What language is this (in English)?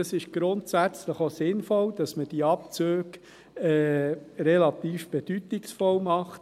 Swiss German